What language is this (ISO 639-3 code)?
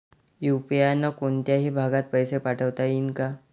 mar